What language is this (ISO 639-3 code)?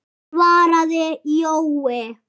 isl